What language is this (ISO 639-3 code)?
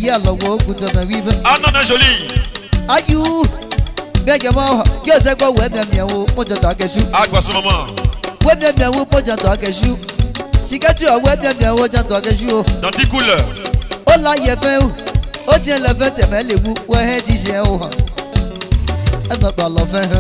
tur